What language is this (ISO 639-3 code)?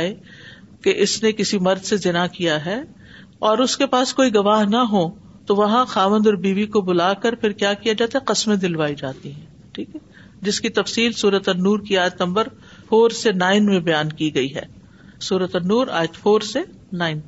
urd